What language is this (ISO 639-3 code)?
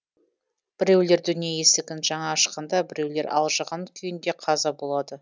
kaz